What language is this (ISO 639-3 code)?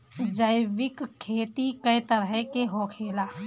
bho